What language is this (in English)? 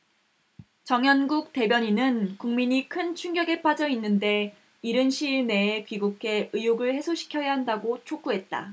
Korean